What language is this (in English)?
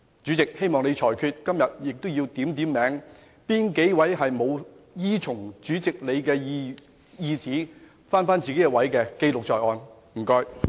Cantonese